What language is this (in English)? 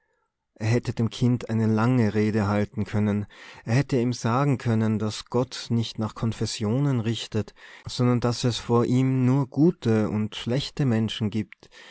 German